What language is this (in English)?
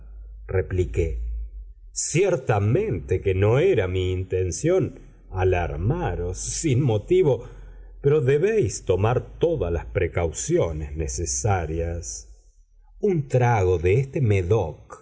Spanish